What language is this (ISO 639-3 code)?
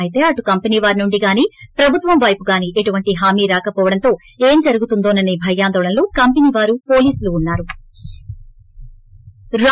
tel